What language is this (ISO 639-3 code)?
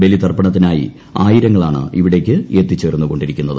mal